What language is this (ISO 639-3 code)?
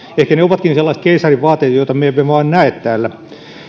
fin